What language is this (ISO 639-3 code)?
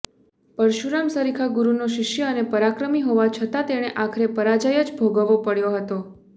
guj